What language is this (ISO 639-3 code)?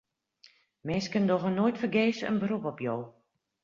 fry